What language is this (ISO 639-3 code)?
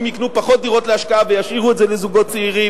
heb